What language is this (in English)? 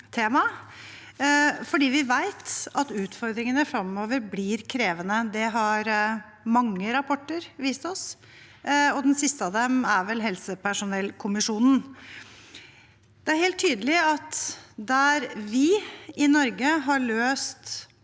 Norwegian